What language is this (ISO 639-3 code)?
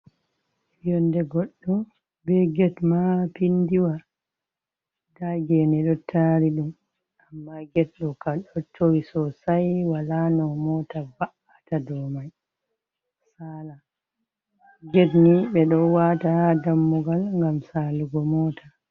ful